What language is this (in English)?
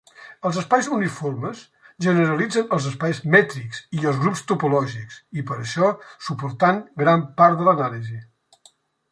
Catalan